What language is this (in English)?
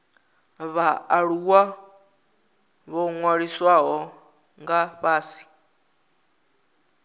Venda